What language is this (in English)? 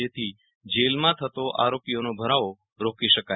Gujarati